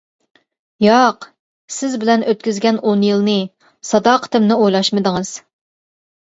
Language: Uyghur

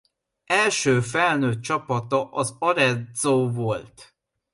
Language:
Hungarian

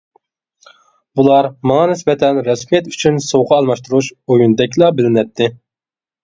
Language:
Uyghur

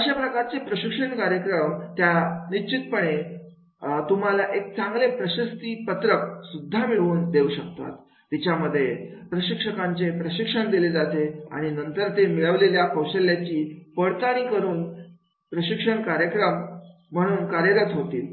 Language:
Marathi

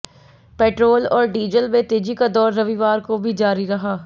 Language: Hindi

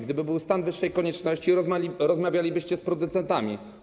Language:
Polish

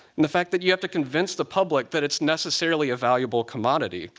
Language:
English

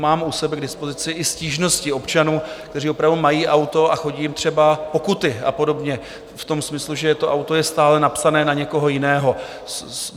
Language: Czech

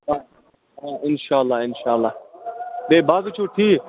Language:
Kashmiri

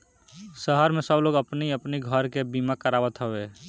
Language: Bhojpuri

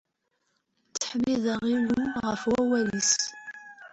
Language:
Kabyle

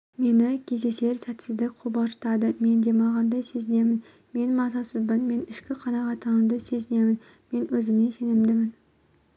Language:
Kazakh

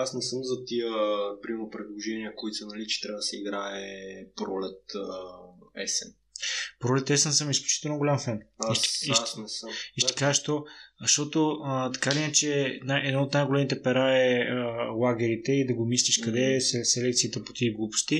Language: Bulgarian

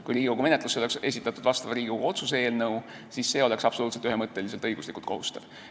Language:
Estonian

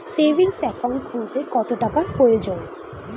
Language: Bangla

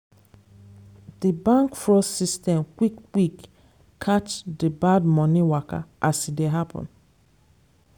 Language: Nigerian Pidgin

